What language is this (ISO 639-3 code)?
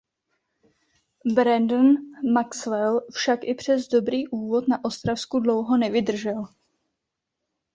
ces